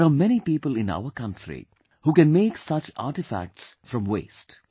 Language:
English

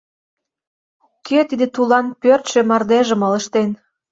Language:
Mari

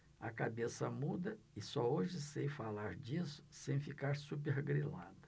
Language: Portuguese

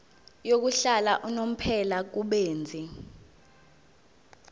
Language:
Zulu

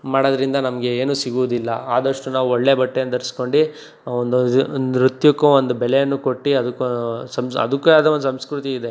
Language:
Kannada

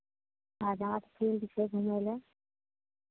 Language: Maithili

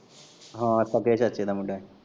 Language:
Punjabi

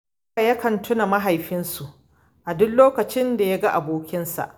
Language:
Hausa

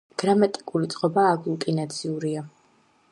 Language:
Georgian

